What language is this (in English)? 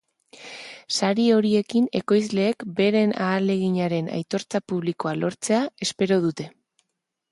Basque